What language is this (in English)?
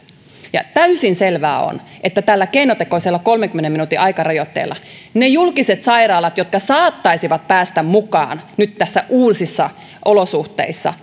Finnish